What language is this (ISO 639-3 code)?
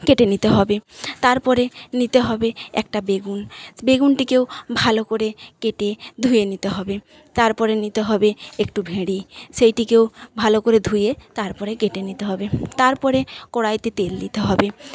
ben